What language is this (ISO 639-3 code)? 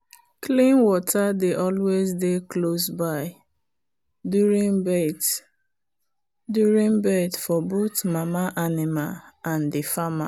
pcm